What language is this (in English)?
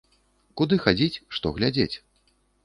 Belarusian